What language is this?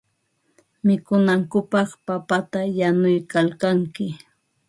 Ambo-Pasco Quechua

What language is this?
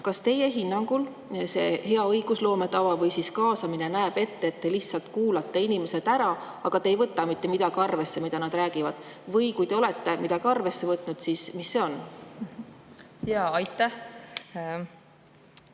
Estonian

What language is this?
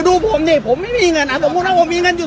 Thai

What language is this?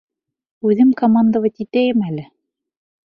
Bashkir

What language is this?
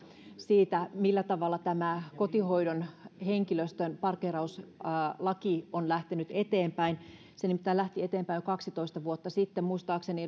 Finnish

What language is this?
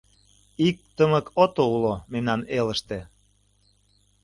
Mari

